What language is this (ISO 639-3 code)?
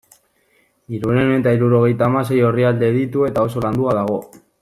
eus